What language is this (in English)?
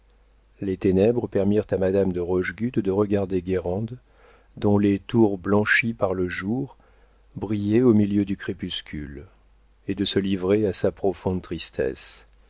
French